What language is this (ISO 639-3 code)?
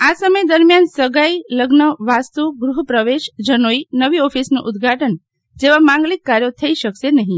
guj